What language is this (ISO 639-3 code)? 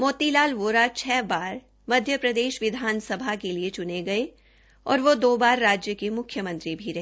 hin